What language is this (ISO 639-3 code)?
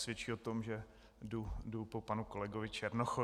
ces